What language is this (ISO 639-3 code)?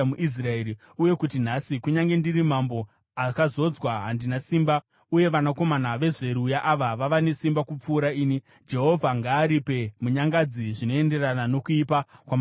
sna